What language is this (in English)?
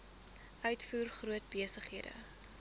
Afrikaans